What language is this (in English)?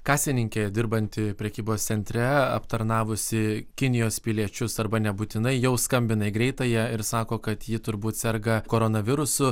Lithuanian